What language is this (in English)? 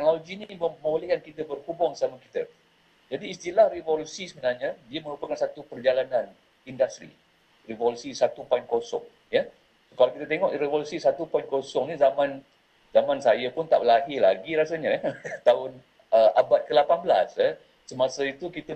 Malay